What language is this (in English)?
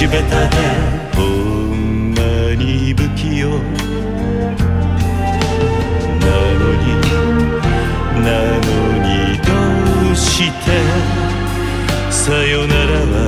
Romanian